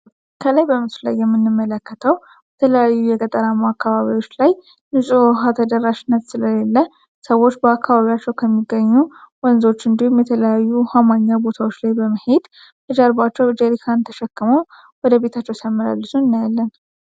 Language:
Amharic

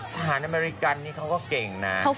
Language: Thai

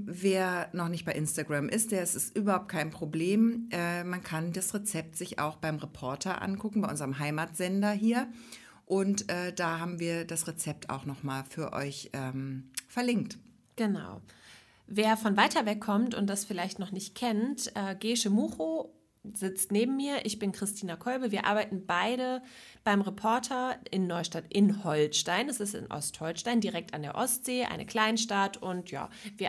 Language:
German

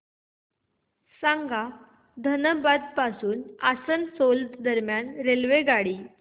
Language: Marathi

